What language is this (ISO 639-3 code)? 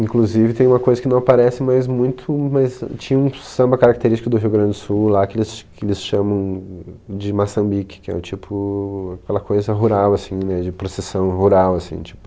por